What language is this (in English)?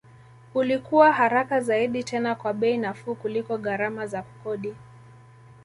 Swahili